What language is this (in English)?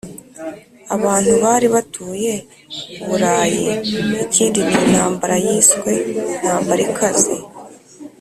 Kinyarwanda